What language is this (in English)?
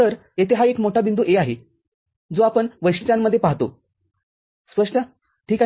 Marathi